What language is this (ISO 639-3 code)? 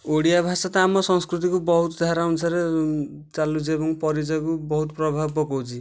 ori